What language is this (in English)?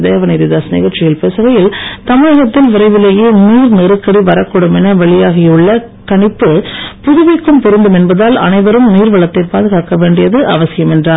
Tamil